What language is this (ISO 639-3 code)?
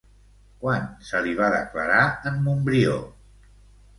cat